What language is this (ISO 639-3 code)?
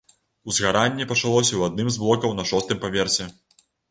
bel